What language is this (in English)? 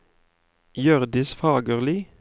Norwegian